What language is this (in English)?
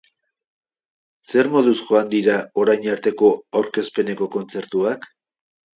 Basque